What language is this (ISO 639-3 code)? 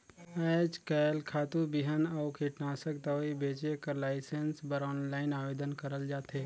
hne